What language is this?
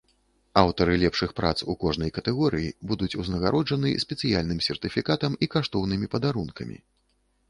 Belarusian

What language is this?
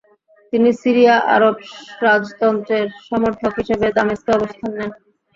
Bangla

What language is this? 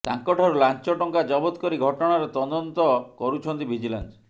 Odia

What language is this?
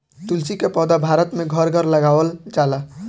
Bhojpuri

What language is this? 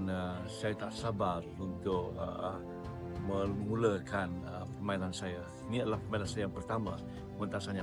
Malay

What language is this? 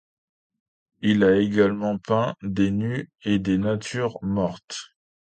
French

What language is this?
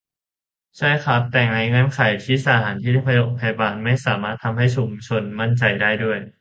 Thai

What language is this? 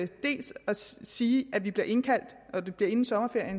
Danish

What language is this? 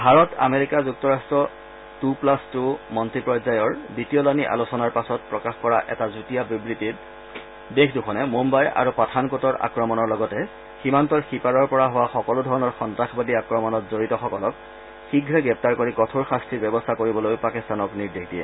Assamese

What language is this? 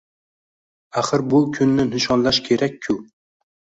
Uzbek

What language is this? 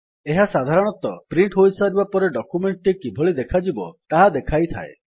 Odia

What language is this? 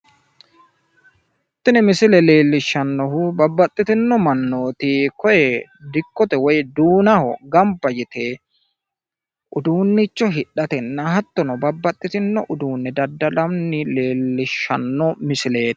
Sidamo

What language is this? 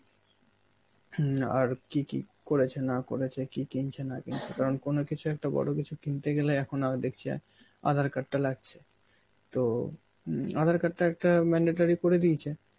Bangla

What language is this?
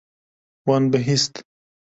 Kurdish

